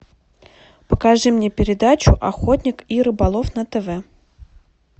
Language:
Russian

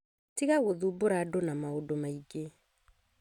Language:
Kikuyu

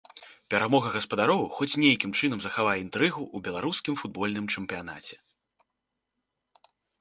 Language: Belarusian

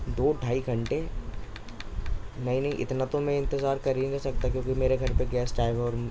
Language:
Urdu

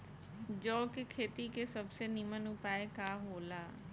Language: Bhojpuri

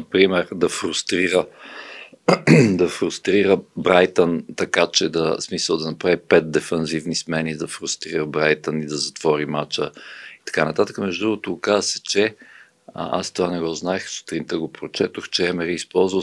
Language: Bulgarian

